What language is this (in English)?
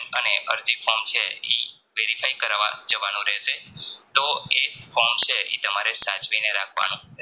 Gujarati